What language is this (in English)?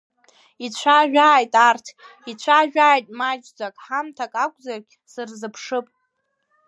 Abkhazian